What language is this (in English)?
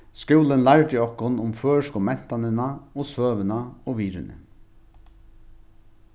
Faroese